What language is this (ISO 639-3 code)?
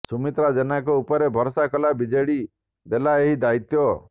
ori